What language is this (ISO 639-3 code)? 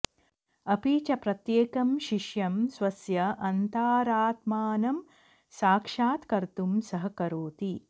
san